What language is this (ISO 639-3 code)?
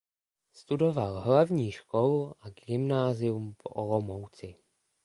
ces